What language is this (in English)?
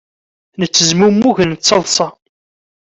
Kabyle